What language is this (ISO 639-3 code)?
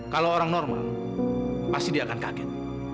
ind